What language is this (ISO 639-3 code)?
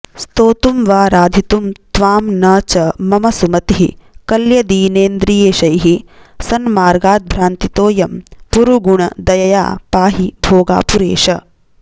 san